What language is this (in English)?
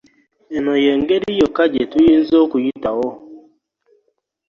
Ganda